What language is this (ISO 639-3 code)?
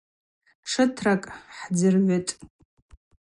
abq